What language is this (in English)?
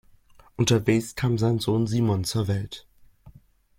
German